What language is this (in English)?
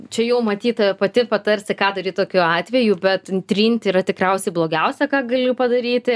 Lithuanian